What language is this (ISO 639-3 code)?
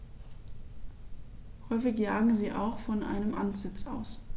deu